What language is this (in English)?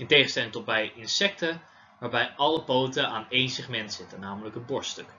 Dutch